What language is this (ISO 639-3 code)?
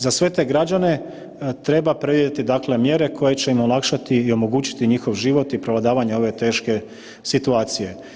hrv